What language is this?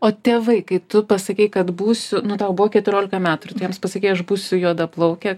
Lithuanian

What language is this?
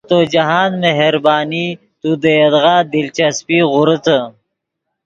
Yidgha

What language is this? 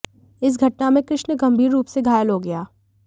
Hindi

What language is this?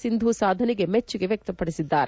Kannada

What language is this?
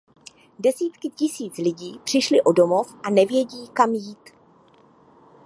Czech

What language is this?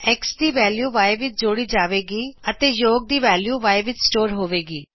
Punjabi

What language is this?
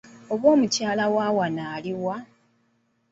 Ganda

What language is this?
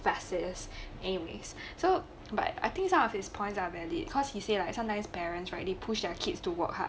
English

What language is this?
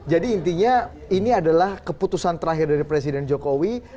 Indonesian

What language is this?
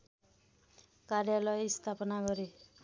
Nepali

